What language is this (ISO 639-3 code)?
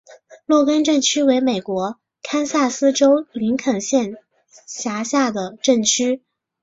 zho